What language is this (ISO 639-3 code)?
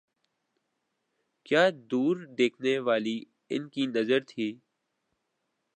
urd